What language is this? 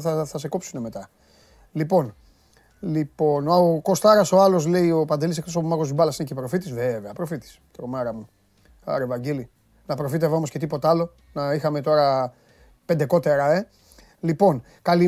Greek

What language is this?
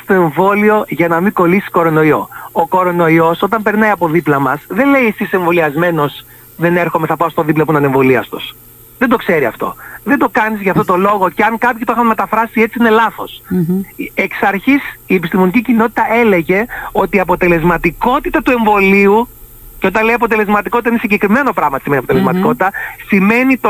Greek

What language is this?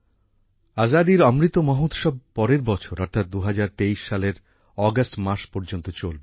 Bangla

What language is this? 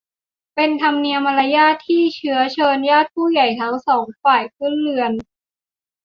Thai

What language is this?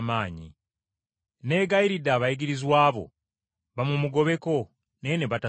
Ganda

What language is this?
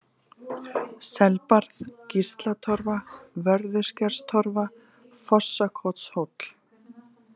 Icelandic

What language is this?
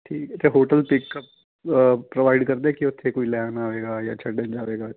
Punjabi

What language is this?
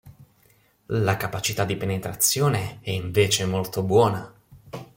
Italian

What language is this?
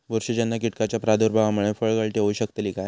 Marathi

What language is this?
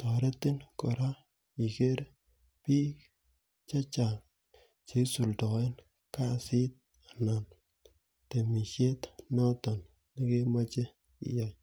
Kalenjin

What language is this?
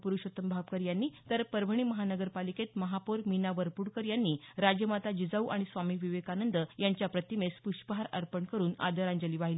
Marathi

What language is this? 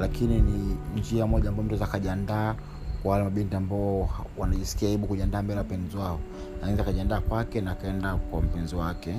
Swahili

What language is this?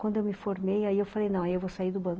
Portuguese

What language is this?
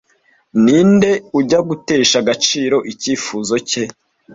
Kinyarwanda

